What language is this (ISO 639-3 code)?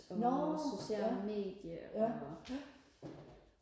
dan